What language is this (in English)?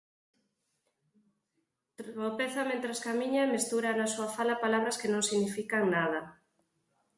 Galician